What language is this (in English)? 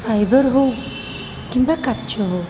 Odia